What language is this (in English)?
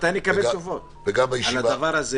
Hebrew